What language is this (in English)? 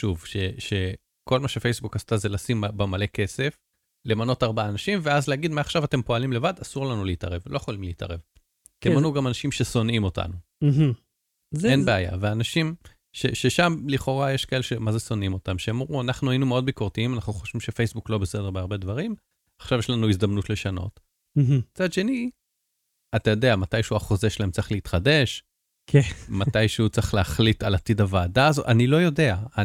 Hebrew